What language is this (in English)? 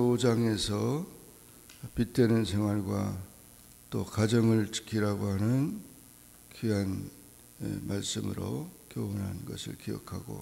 Korean